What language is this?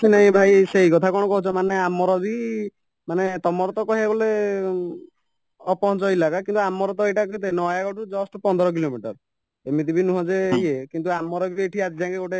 Odia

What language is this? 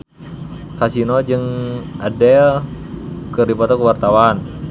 Sundanese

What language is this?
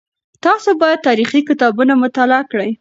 Pashto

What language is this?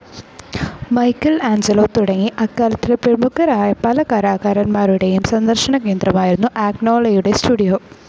Malayalam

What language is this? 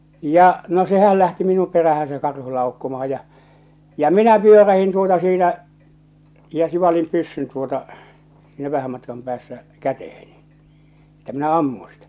Finnish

